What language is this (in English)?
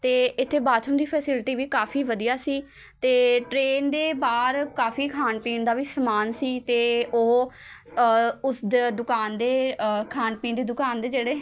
Punjabi